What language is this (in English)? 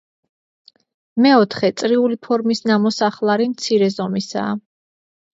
Georgian